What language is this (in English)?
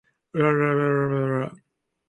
Chinese